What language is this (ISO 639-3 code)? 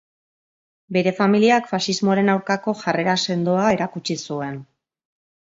eus